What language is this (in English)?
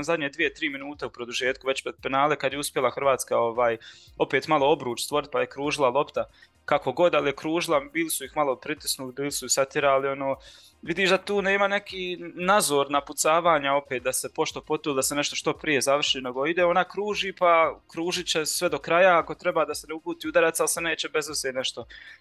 Croatian